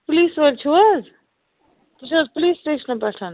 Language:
Kashmiri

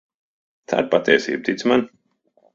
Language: Latvian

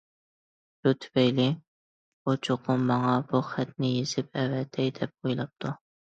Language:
Uyghur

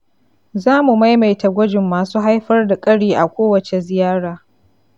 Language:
Hausa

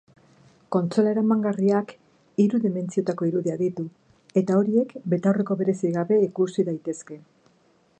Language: Basque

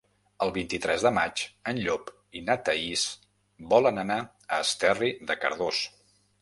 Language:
Catalan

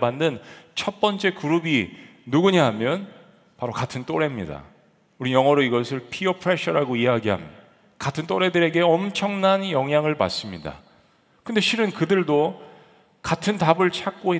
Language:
Korean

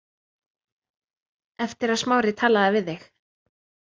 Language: Icelandic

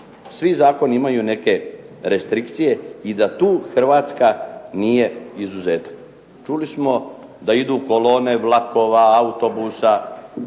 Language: Croatian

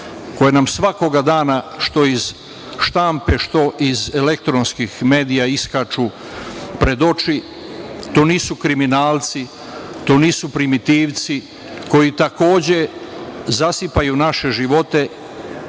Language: Serbian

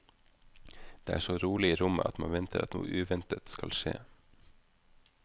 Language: Norwegian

